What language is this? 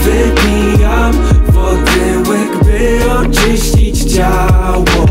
Russian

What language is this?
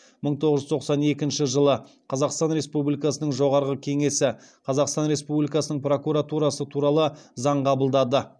Kazakh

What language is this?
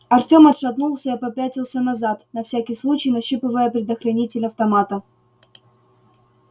Russian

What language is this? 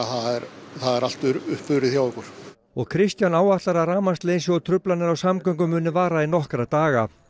Icelandic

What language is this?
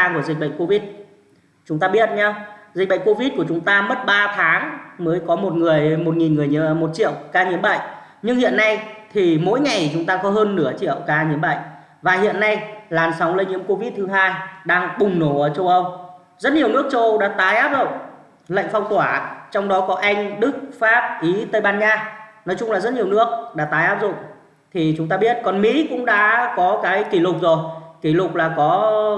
Vietnamese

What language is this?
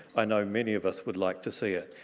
English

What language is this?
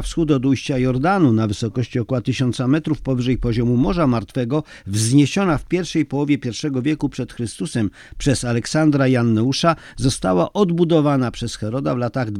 Polish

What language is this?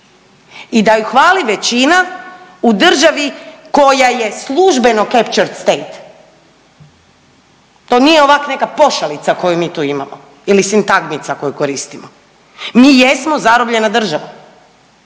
Croatian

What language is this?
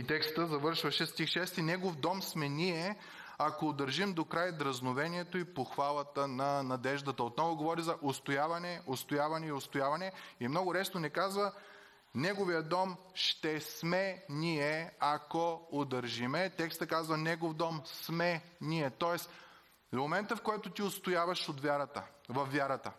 Bulgarian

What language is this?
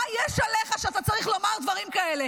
Hebrew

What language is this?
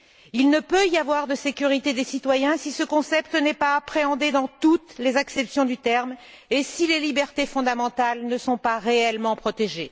French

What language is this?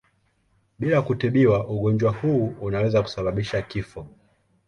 Swahili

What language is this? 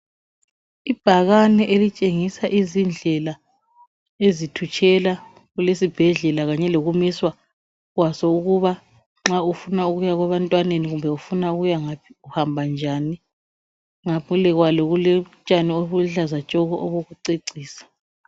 North Ndebele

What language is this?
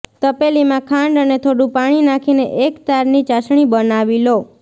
Gujarati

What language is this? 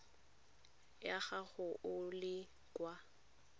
Tswana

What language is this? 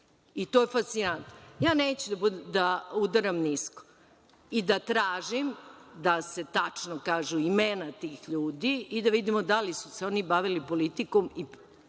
Serbian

